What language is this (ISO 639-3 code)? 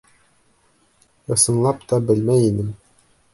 bak